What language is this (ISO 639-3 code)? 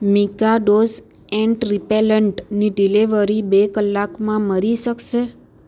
guj